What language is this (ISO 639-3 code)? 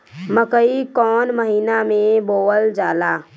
bho